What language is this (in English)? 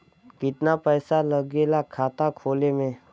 Bhojpuri